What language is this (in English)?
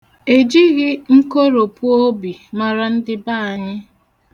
Igbo